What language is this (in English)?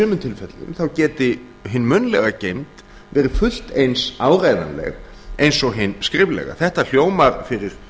Icelandic